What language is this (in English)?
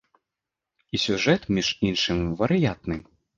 Belarusian